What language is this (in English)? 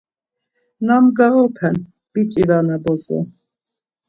Laz